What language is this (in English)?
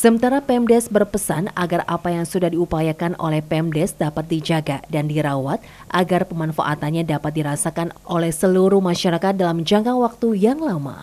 Indonesian